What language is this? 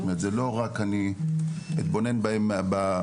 Hebrew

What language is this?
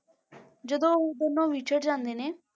Punjabi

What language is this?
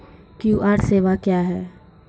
Maithili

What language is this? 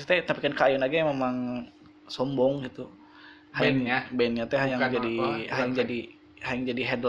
Indonesian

